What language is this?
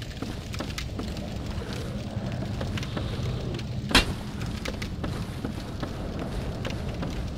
Portuguese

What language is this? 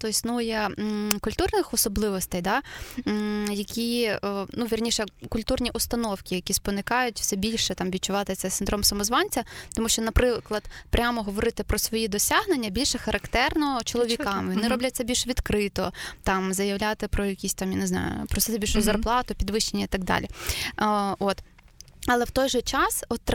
Ukrainian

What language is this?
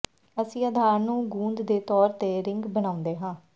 Punjabi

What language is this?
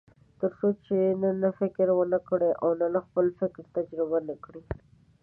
Pashto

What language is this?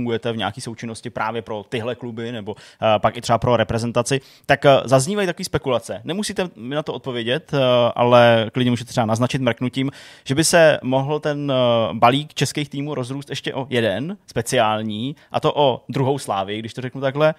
Czech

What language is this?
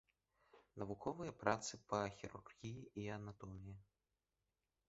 Belarusian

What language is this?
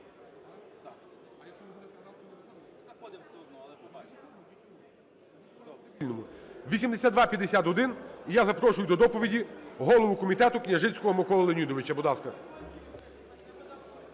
Ukrainian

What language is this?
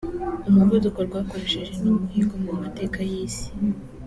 Kinyarwanda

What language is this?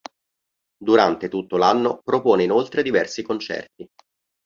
Italian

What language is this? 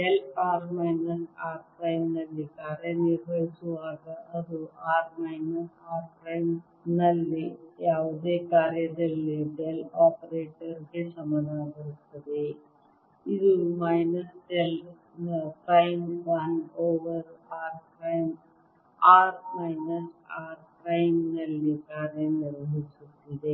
Kannada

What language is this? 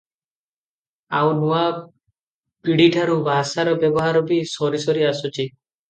Odia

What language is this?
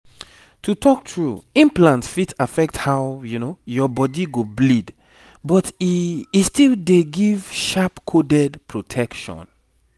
Nigerian Pidgin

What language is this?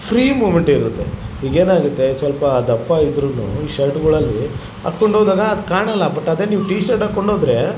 Kannada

